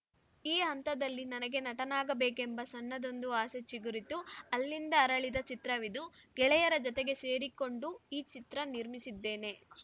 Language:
Kannada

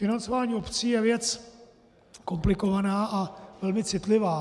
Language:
Czech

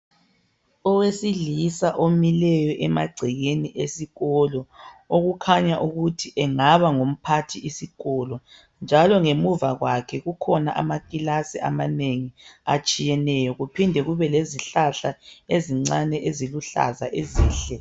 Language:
North Ndebele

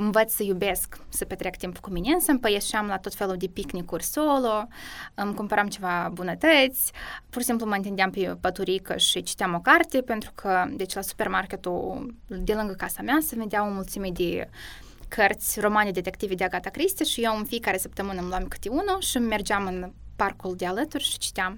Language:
Romanian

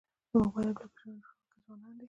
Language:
Pashto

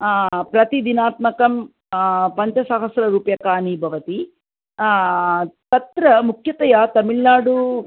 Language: Sanskrit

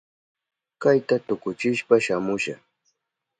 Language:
Southern Pastaza Quechua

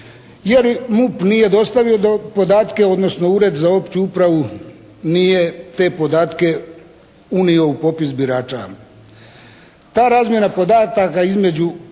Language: Croatian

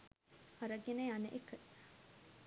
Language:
Sinhala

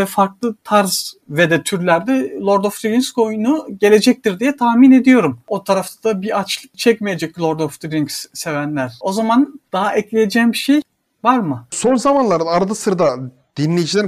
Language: Turkish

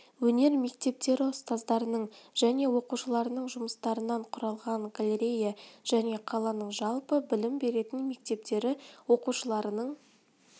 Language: Kazakh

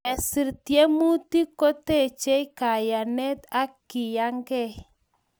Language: Kalenjin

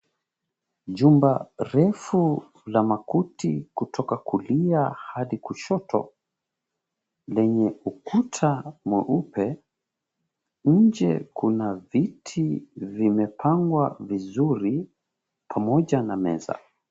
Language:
Swahili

